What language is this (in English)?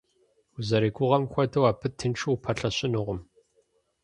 Kabardian